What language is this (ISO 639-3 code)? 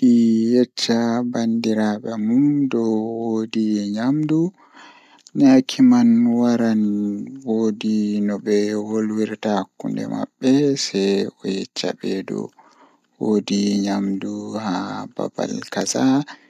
ful